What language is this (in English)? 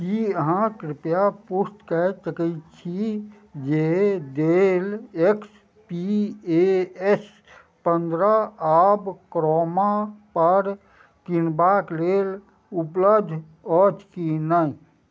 Maithili